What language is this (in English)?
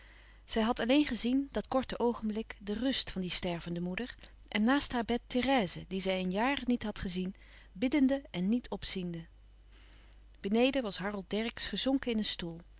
Dutch